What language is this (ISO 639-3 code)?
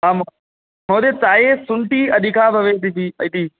san